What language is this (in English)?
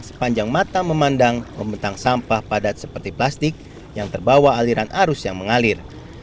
Indonesian